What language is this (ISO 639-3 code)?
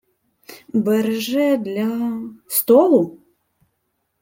ukr